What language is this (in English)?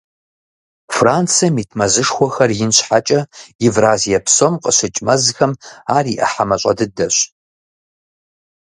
Kabardian